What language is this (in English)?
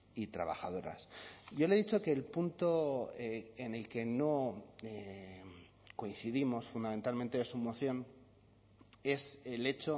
Spanish